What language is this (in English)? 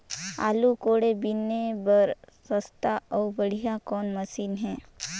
Chhattisgarhi